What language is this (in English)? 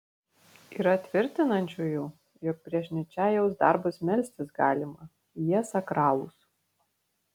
Lithuanian